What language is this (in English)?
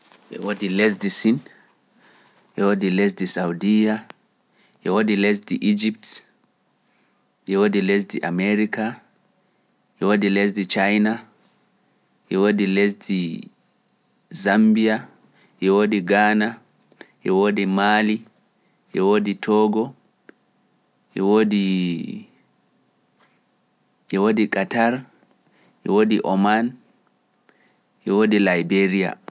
Pular